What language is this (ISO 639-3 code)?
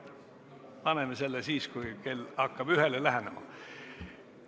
est